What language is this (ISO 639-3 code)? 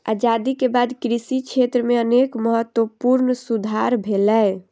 mai